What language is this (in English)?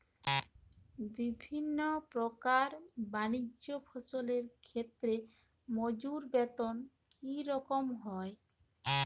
Bangla